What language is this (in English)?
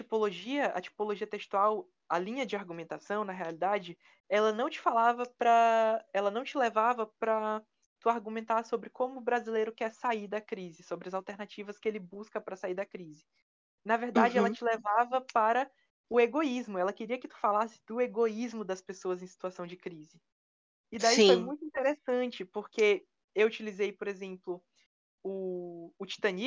Portuguese